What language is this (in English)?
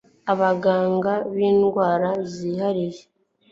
Kinyarwanda